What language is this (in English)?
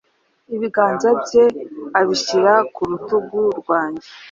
Kinyarwanda